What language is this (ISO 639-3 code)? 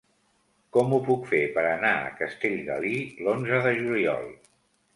cat